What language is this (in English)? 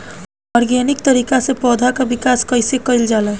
Bhojpuri